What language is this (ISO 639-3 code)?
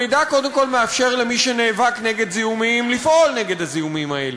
heb